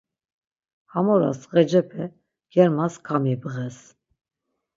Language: Laz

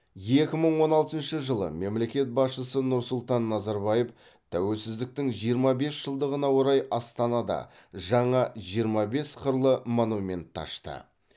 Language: Kazakh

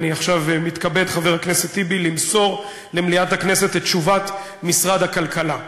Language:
Hebrew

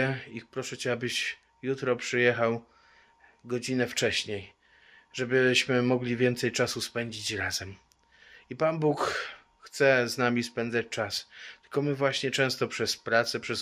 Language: Polish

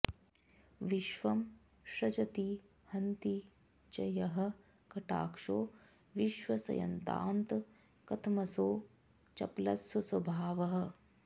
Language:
Sanskrit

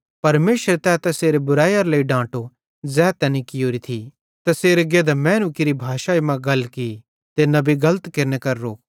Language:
Bhadrawahi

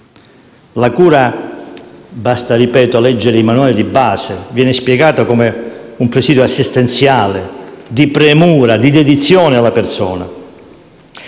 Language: Italian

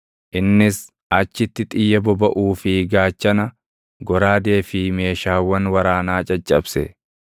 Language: Oromo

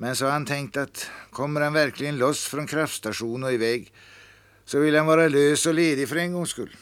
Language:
Swedish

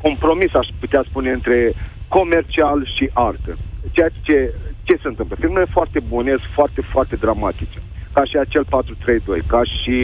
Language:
Romanian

